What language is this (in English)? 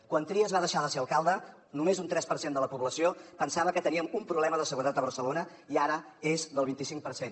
Catalan